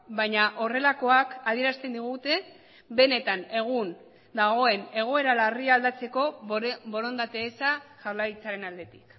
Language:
Basque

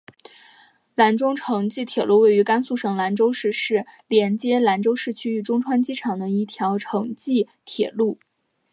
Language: Chinese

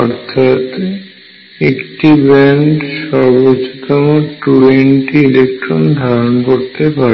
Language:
Bangla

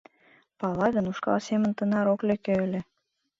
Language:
Mari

